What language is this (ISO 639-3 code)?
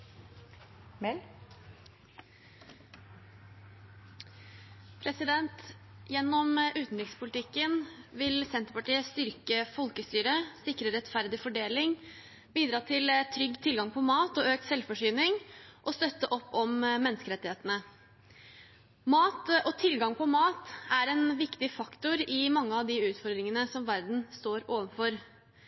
nob